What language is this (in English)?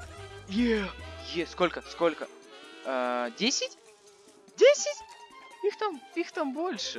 Russian